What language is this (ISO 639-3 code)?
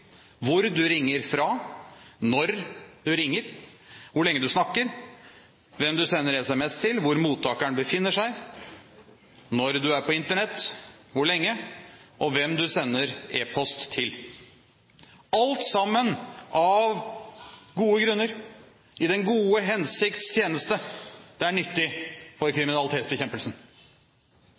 nob